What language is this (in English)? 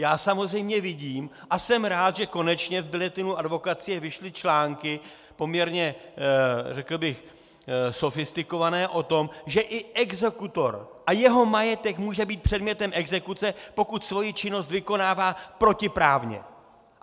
Czech